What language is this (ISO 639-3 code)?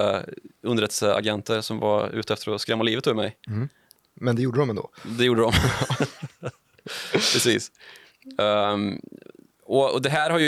swe